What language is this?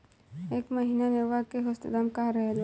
Bhojpuri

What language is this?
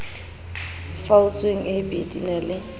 Southern Sotho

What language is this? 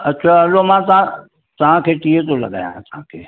Sindhi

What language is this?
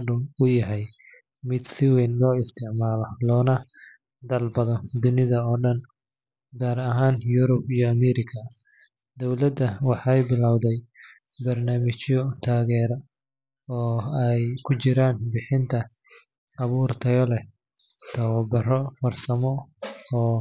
Somali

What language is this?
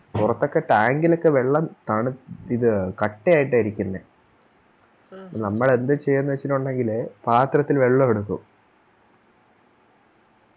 Malayalam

